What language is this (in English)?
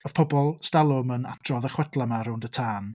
Welsh